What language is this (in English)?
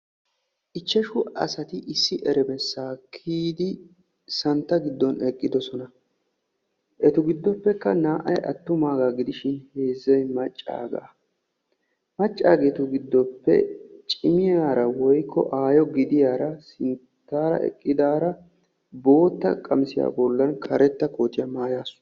Wolaytta